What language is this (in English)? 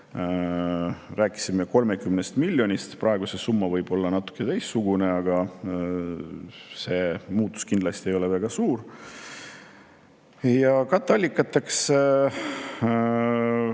Estonian